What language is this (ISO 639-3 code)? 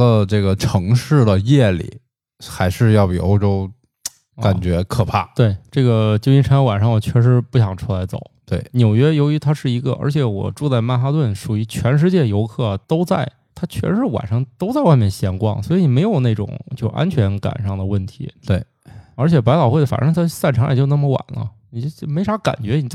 zho